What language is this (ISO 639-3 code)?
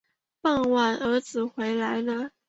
zho